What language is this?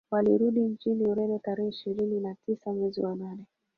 Swahili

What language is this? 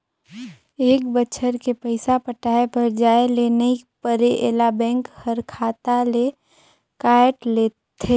Chhattisgarhi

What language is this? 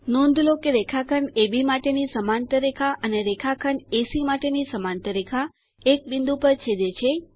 Gujarati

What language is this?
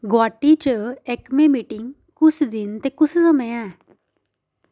Dogri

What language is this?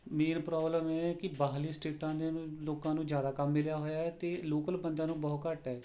Punjabi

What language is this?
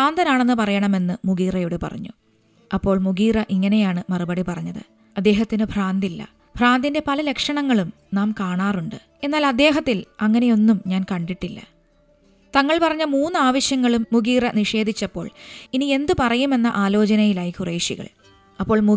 Malayalam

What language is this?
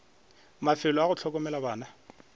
Northern Sotho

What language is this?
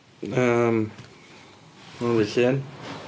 Welsh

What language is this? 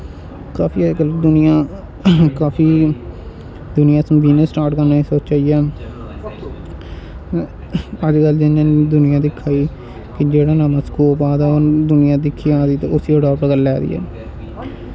Dogri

